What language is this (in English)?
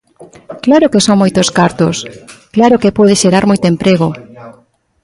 Galician